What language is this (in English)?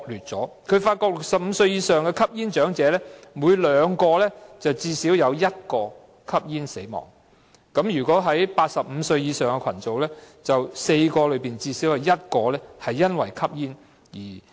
Cantonese